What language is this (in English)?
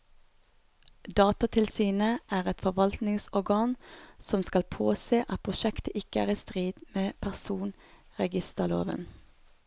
Norwegian